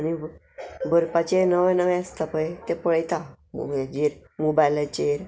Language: Konkani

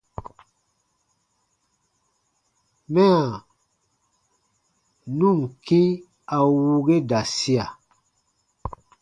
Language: Baatonum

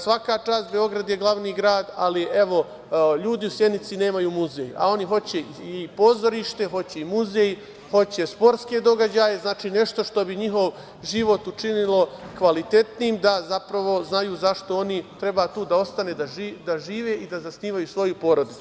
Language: Serbian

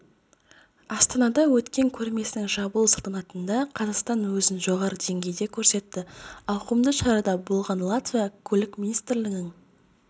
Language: Kazakh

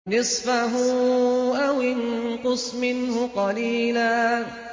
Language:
Arabic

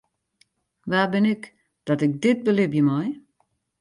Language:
Western Frisian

